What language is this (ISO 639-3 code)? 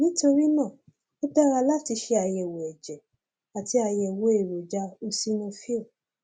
yor